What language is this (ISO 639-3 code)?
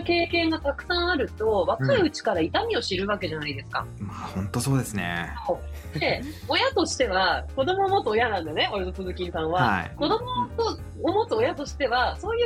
jpn